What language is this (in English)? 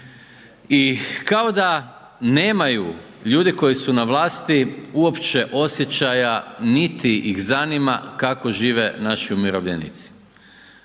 Croatian